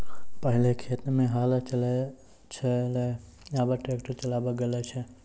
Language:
Maithili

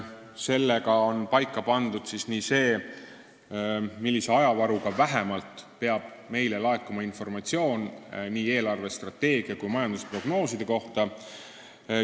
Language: Estonian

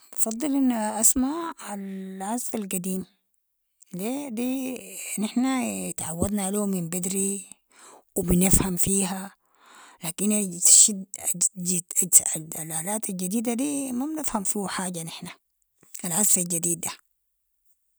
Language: Sudanese Arabic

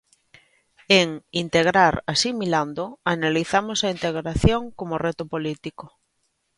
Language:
Galician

